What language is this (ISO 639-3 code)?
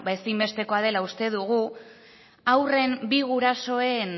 eus